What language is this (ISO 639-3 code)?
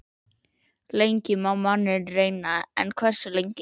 isl